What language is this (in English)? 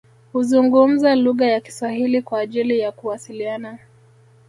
Swahili